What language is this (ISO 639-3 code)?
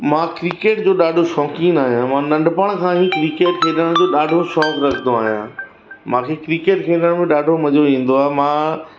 snd